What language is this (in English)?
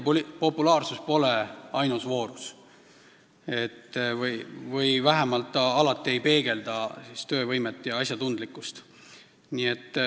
Estonian